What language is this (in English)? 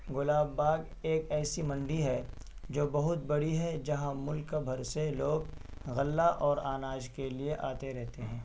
Urdu